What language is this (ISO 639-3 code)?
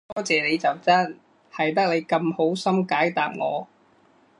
yue